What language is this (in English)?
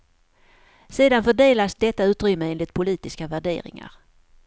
Swedish